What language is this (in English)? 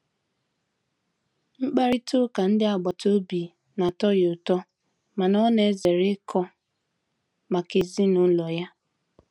Igbo